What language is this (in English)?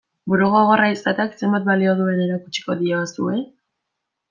Basque